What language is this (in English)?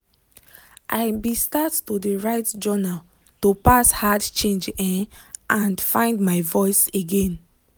Nigerian Pidgin